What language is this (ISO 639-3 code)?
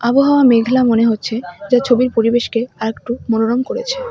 ben